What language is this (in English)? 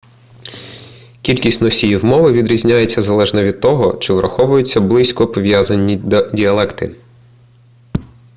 Ukrainian